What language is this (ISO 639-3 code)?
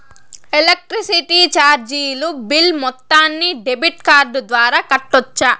tel